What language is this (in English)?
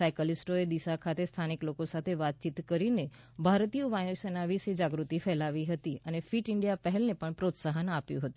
Gujarati